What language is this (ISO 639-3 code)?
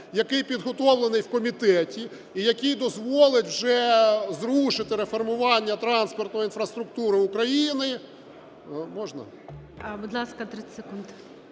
ukr